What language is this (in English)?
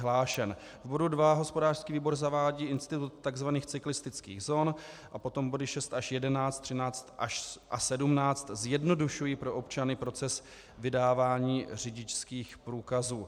Czech